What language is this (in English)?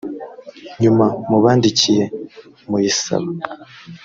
Kinyarwanda